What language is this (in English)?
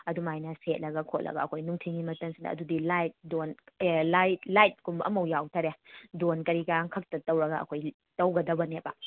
Manipuri